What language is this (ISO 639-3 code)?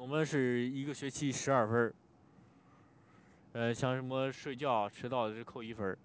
zho